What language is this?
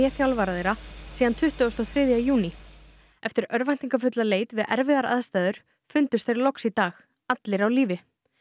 Icelandic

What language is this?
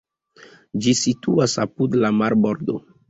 Esperanto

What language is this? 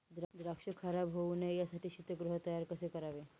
Marathi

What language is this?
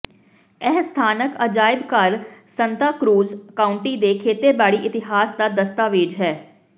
Punjabi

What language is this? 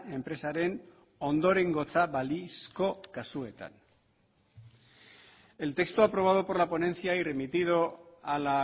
Spanish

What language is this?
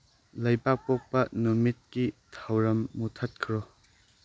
Manipuri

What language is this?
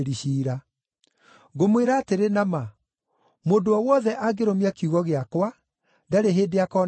Kikuyu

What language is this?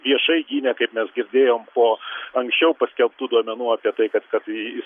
Lithuanian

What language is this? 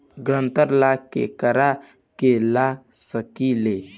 Bhojpuri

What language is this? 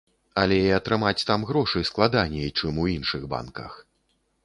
Belarusian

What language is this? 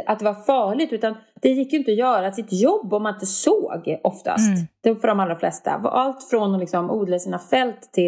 Swedish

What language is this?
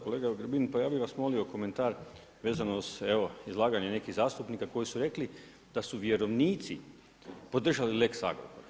Croatian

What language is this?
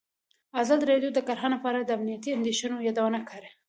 Pashto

